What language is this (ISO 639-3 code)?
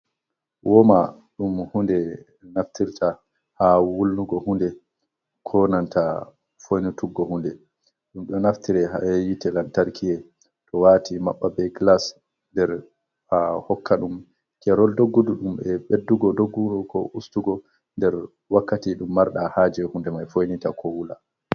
ful